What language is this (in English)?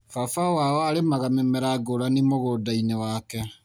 Kikuyu